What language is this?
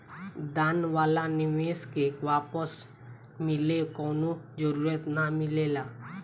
Bhojpuri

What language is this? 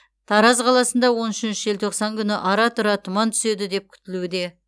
Kazakh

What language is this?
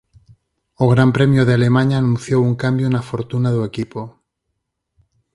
Galician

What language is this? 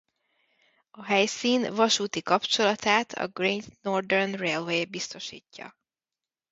Hungarian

